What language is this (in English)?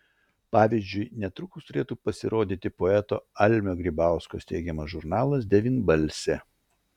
Lithuanian